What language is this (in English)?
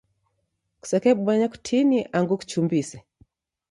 Taita